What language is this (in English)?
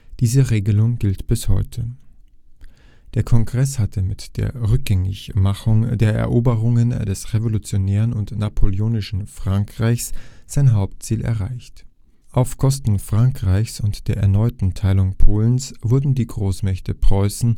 German